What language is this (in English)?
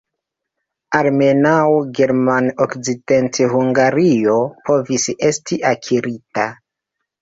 Esperanto